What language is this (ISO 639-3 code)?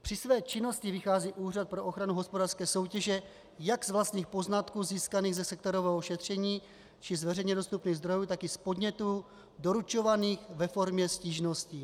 ces